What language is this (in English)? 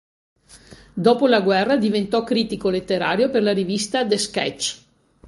Italian